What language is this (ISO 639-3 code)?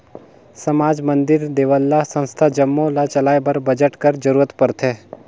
hne